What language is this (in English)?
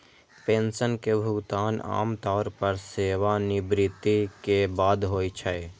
Maithili